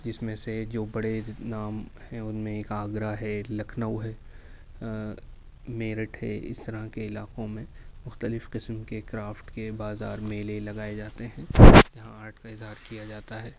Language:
Urdu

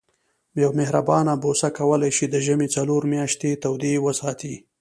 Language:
Pashto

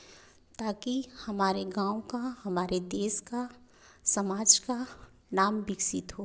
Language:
Hindi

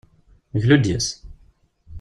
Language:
Kabyle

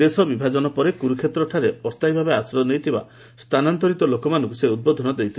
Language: Odia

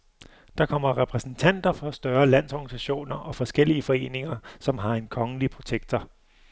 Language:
Danish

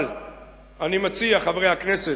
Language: Hebrew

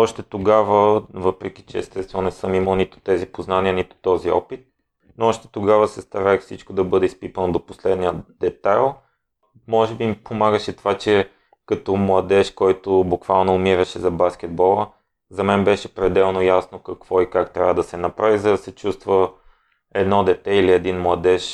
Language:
Bulgarian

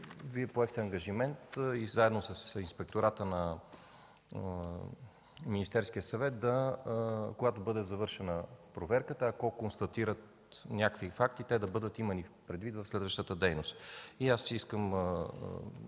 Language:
Bulgarian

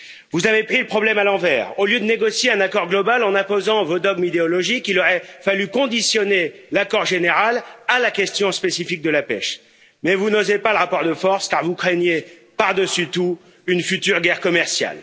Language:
French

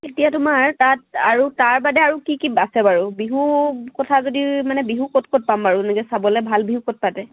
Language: Assamese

